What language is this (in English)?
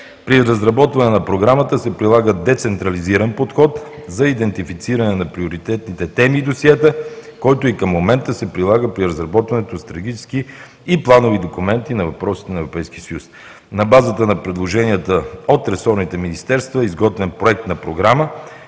Bulgarian